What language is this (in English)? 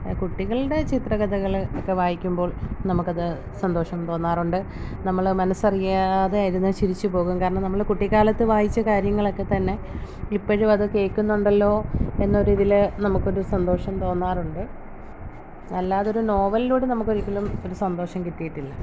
Malayalam